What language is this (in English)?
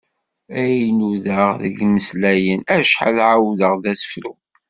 Kabyle